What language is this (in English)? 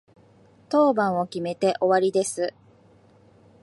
Japanese